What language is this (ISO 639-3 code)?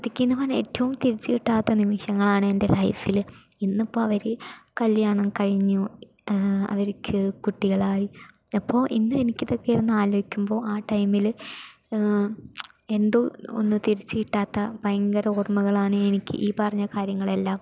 mal